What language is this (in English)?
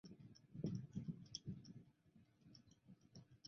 Chinese